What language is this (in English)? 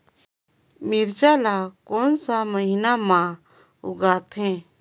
Chhattisgarhi